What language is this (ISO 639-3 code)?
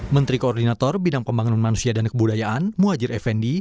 ind